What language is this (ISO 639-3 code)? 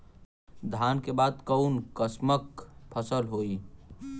bho